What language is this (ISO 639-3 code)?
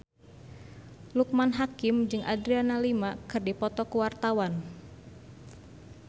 sun